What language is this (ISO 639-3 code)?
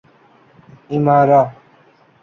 urd